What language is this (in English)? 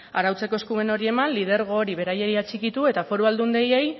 Basque